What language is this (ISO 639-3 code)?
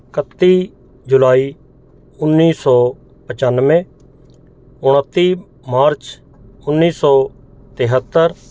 pan